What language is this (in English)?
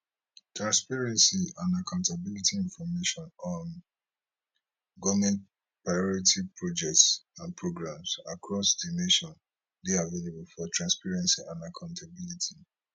Nigerian Pidgin